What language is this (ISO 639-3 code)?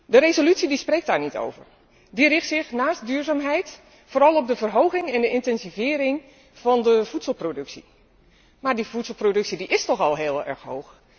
nld